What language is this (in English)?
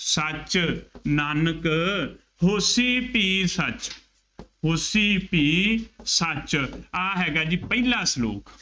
Punjabi